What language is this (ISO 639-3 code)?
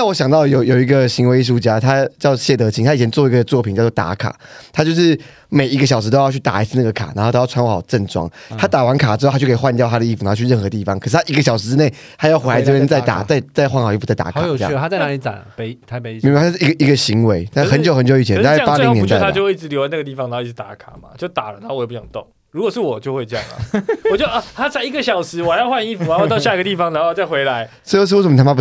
zho